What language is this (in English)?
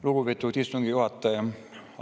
Estonian